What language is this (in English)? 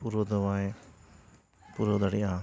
Santali